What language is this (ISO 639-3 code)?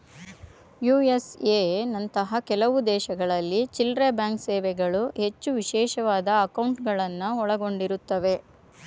kan